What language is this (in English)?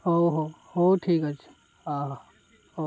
Odia